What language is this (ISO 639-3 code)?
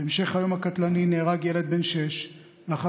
heb